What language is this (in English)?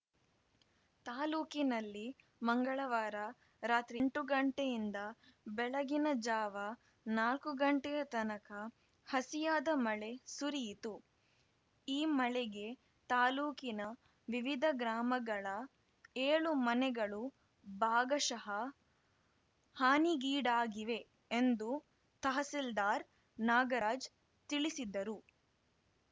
Kannada